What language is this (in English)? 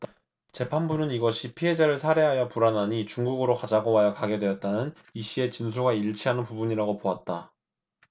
Korean